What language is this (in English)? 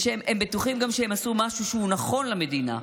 Hebrew